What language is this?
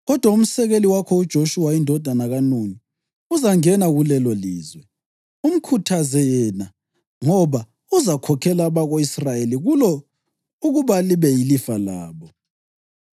North Ndebele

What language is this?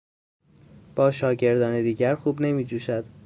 Persian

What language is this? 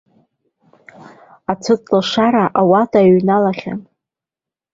Abkhazian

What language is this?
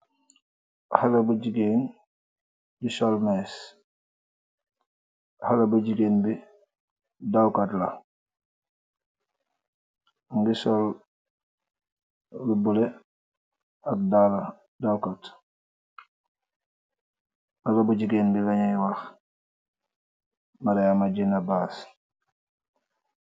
Wolof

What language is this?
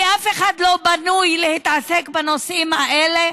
Hebrew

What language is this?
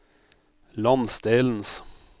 Norwegian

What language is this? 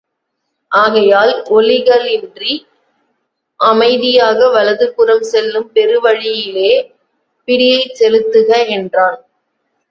Tamil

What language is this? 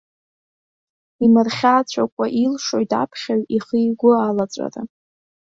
Abkhazian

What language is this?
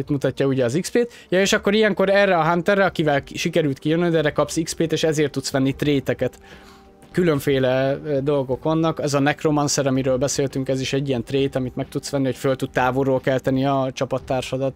Hungarian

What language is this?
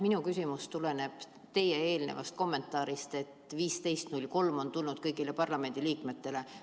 Estonian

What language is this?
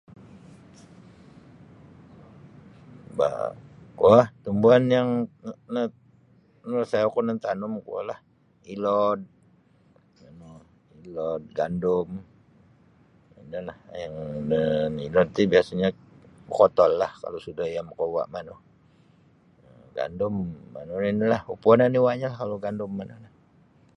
Sabah Bisaya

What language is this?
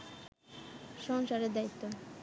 Bangla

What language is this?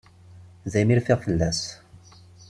Kabyle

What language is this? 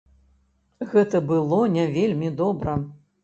Belarusian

